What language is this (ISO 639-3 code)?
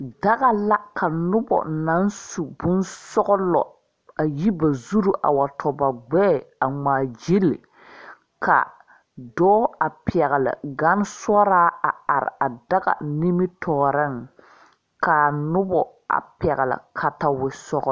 dga